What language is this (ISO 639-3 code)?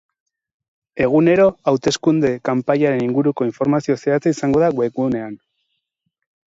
eus